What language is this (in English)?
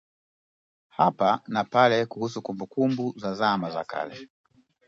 Swahili